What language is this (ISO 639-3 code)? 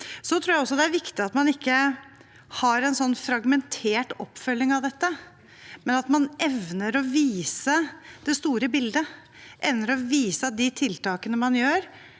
nor